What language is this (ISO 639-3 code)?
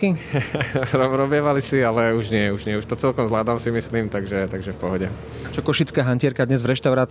slk